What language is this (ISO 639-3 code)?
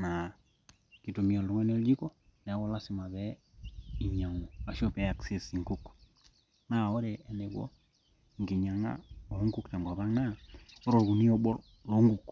mas